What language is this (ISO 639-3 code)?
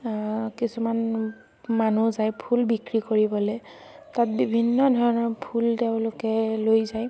asm